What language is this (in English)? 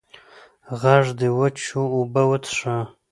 Pashto